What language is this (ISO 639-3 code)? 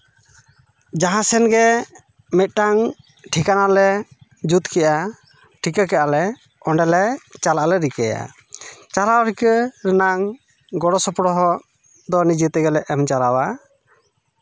sat